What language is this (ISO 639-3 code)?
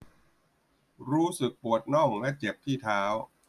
tha